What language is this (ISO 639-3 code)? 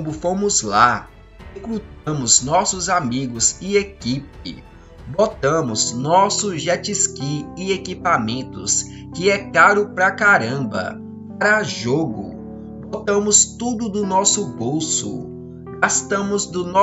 por